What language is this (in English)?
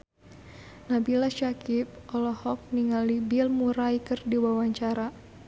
Sundanese